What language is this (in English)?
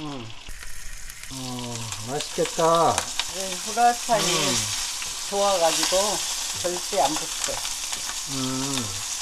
Korean